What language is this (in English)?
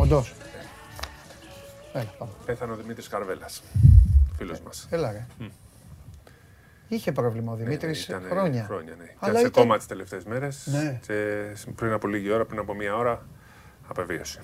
Greek